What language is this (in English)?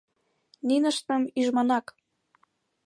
Mari